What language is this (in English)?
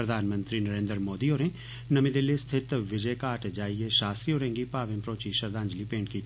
Dogri